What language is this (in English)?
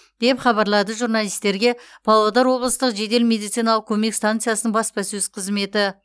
Kazakh